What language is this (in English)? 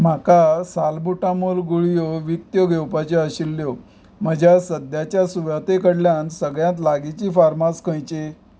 Konkani